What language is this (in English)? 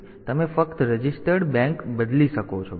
Gujarati